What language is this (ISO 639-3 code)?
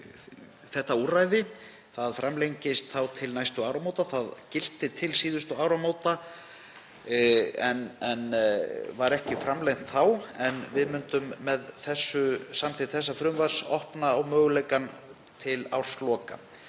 isl